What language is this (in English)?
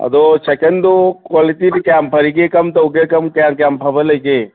Manipuri